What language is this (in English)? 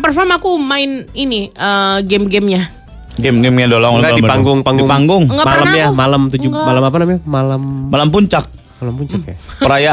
Indonesian